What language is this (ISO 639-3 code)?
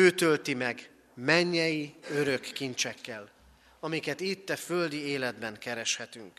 hun